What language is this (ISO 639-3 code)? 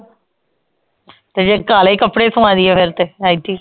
pan